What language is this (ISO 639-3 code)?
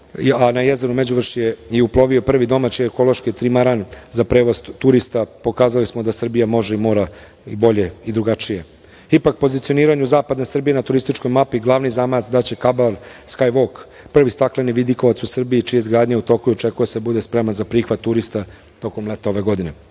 srp